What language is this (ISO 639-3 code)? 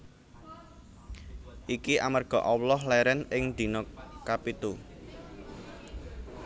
jav